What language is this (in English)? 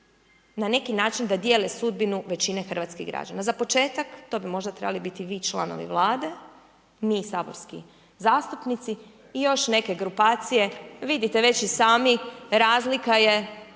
Croatian